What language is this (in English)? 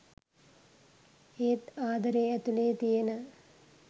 Sinhala